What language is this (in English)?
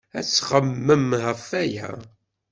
Kabyle